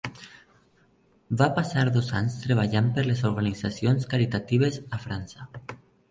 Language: Catalan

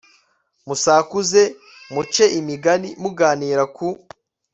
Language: Kinyarwanda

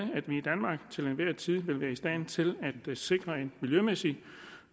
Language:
Danish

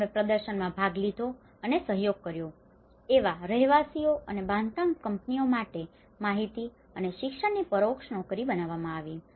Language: Gujarati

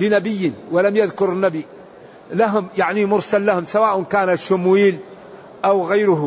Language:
Arabic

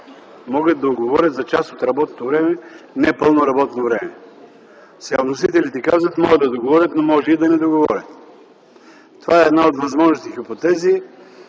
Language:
Bulgarian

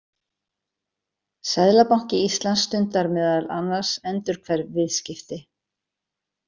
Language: Icelandic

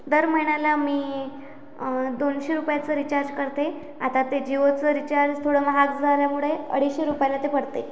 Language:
Marathi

